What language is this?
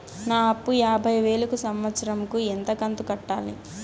Telugu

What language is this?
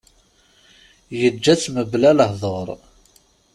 Kabyle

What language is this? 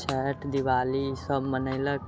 Maithili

